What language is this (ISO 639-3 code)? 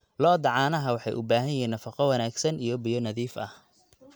som